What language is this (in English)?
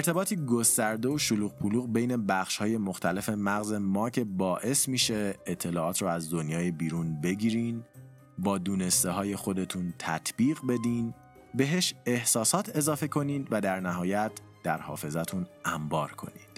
Persian